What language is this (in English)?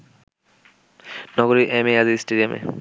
Bangla